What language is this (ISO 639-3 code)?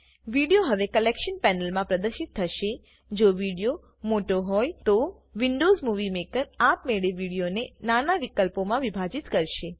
guj